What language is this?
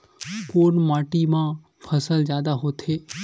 Chhattisgarhi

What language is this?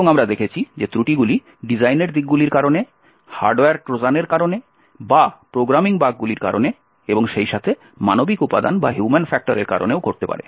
Bangla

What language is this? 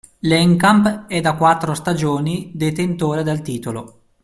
Italian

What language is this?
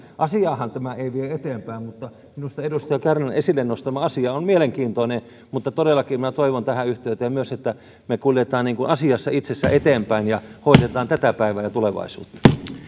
Finnish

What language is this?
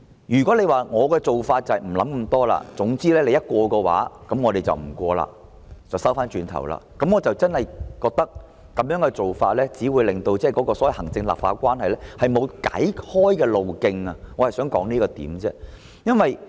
Cantonese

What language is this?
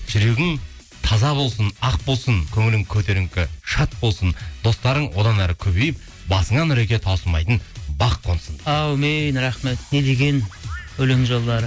Kazakh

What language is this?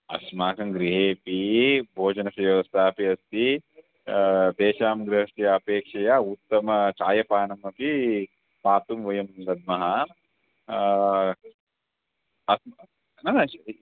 Sanskrit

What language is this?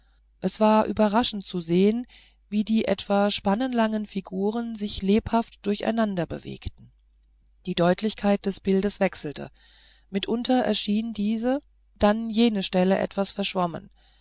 German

